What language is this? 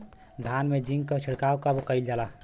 Bhojpuri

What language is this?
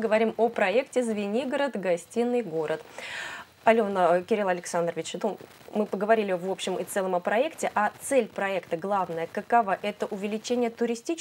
Russian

